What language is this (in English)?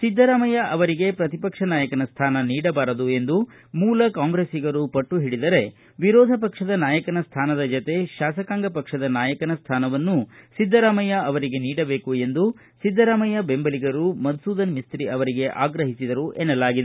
Kannada